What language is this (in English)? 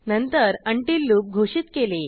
Marathi